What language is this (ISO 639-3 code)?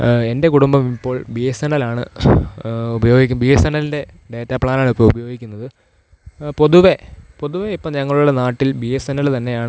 mal